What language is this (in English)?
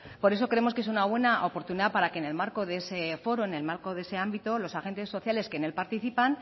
Spanish